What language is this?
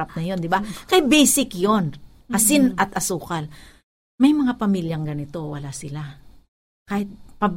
Filipino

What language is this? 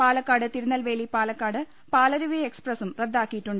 Malayalam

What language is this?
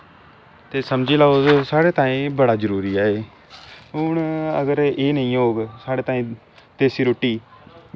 Dogri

